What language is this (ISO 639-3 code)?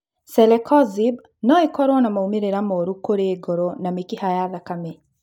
kik